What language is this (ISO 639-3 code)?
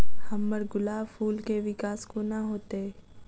mai